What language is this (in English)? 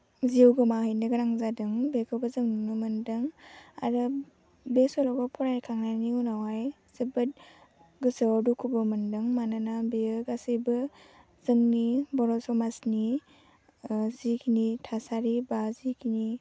Bodo